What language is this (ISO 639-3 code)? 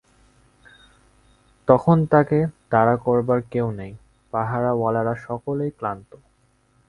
ben